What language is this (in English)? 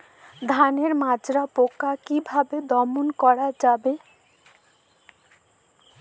Bangla